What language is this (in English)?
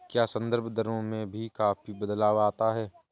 Hindi